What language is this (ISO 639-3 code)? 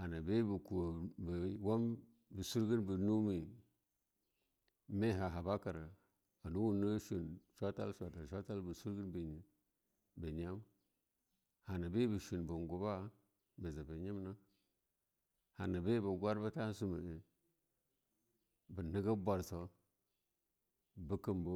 lnu